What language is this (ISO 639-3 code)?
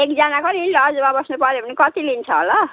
nep